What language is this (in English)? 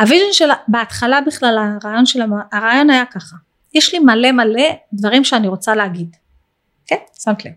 Hebrew